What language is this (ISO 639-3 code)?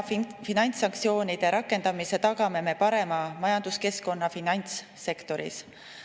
est